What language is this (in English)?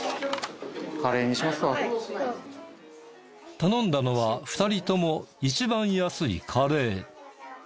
Japanese